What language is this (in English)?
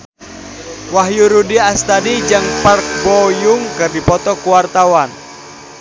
Sundanese